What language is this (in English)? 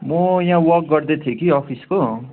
Nepali